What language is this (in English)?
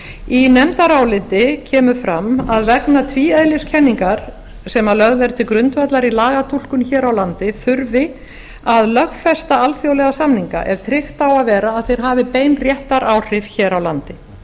Icelandic